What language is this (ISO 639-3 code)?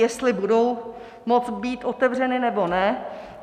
ces